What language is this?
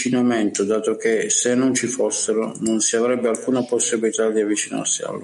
Italian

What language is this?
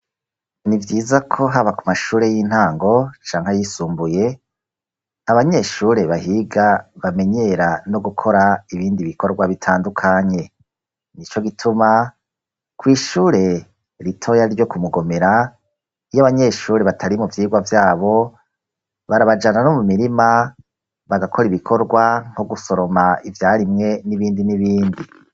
Rundi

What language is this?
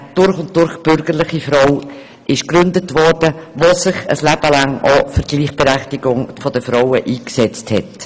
Swiss German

